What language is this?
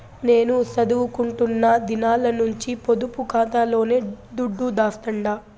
Telugu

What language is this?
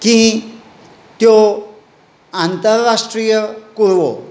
Konkani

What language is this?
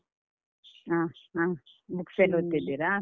Kannada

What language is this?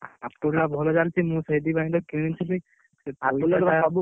Odia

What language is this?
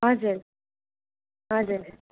Nepali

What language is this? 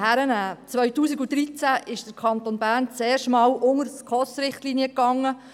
Swiss German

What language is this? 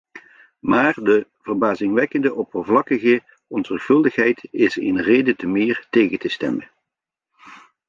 Dutch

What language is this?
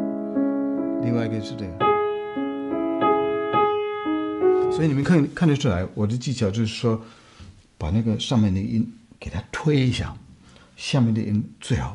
Chinese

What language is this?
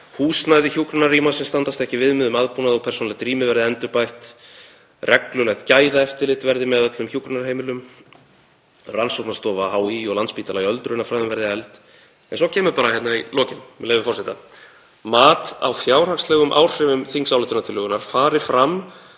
Icelandic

